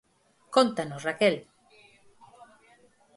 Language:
Galician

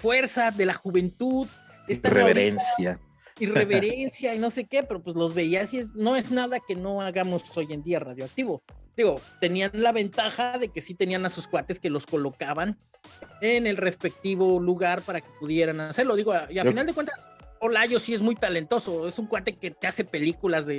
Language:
Spanish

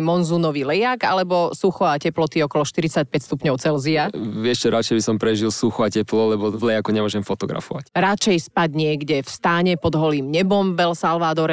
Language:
Slovak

